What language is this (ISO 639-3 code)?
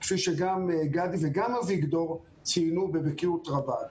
heb